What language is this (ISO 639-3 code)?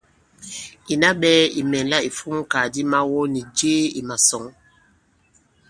abb